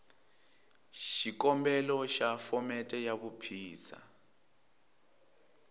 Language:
Tsonga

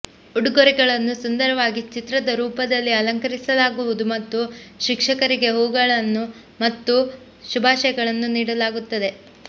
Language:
Kannada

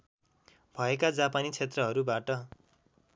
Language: Nepali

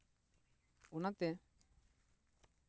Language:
Santali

